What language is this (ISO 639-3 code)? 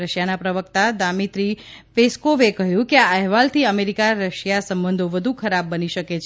guj